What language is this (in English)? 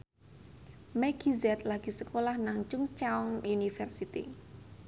Javanese